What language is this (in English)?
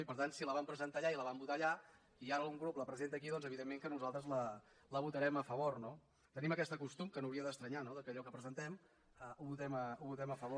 Catalan